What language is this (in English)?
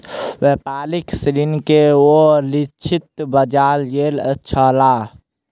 Maithili